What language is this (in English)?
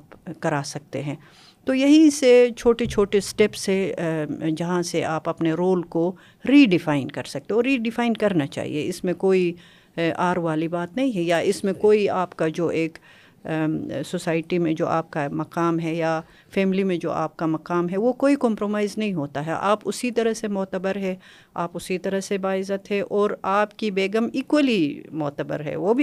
Urdu